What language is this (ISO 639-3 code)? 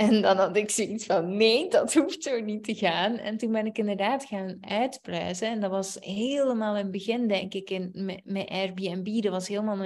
nld